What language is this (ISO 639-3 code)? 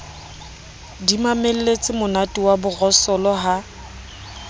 sot